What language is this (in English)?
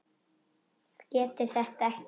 Icelandic